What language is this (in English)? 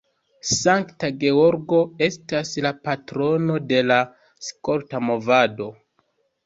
Esperanto